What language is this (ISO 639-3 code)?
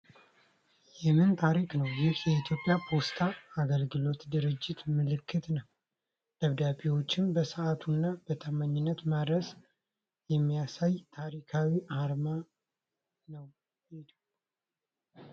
amh